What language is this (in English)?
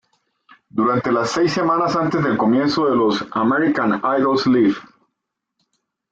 Spanish